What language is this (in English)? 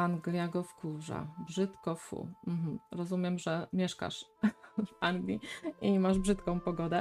Polish